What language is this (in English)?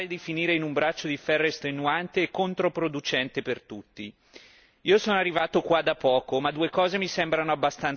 Italian